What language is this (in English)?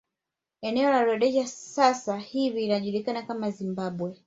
Swahili